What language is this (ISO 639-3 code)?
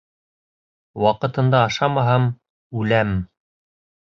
bak